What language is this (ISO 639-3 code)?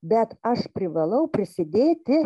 lit